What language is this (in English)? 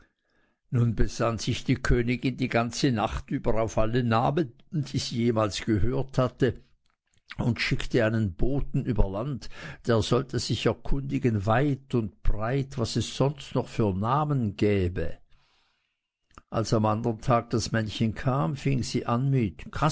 German